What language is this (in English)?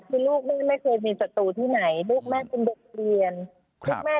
Thai